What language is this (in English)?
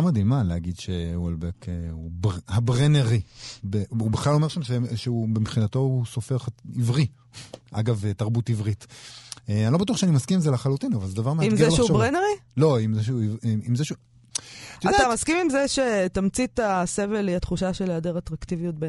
Hebrew